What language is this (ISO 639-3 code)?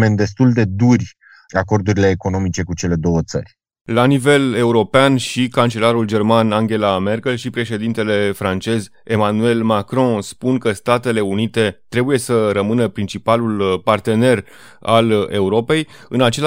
ron